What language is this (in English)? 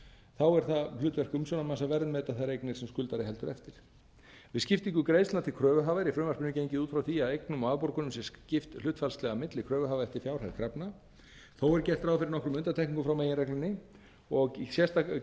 Icelandic